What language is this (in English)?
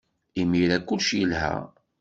Kabyle